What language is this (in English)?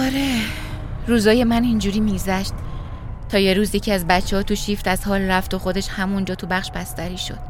Persian